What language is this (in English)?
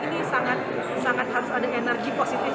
Indonesian